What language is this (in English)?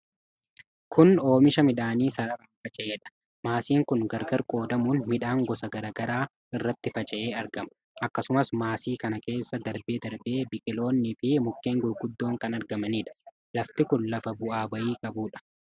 Oromo